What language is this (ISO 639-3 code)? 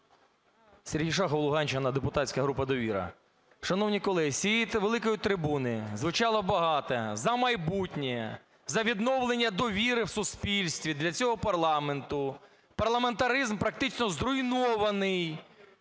ukr